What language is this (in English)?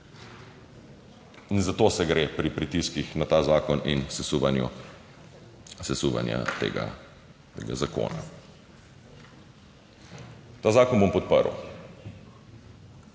Slovenian